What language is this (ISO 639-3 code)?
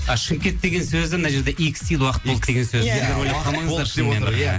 kaz